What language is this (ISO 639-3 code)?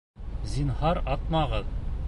bak